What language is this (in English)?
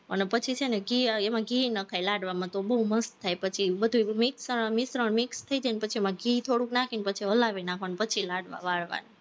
Gujarati